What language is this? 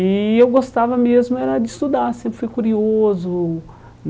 Portuguese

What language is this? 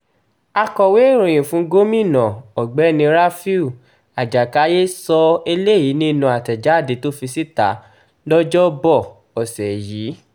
Yoruba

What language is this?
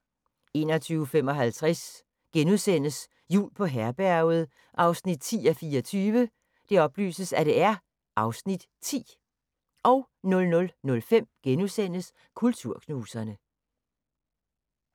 Danish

